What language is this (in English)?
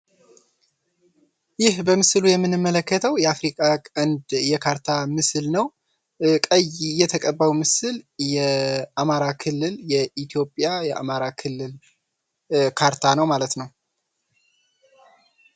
Amharic